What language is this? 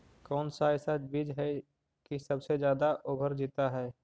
Magahi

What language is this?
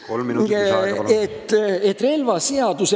Estonian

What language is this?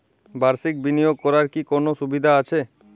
Bangla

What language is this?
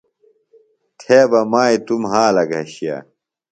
Phalura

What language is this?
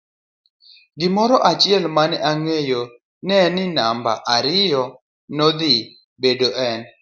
Luo (Kenya and Tanzania)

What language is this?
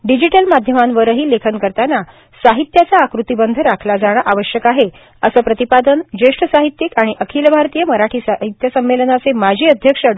Marathi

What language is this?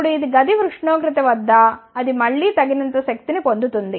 Telugu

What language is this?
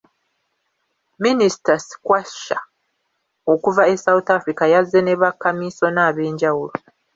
Ganda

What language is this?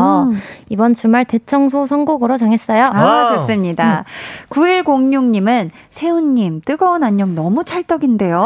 Korean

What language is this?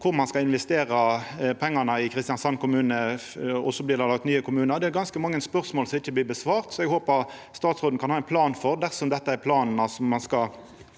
Norwegian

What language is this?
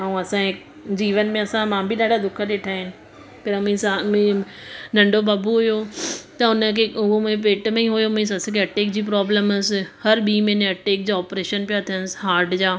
Sindhi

